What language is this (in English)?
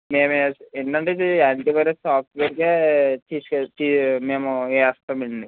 Telugu